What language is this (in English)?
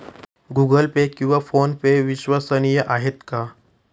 Marathi